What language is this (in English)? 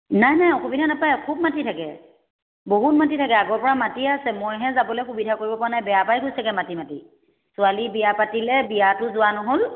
Assamese